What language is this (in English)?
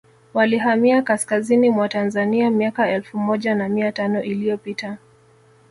Swahili